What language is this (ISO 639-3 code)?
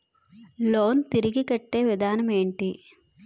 tel